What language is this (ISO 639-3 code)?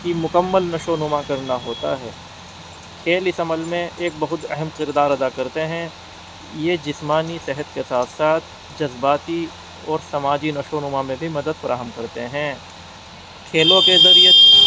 urd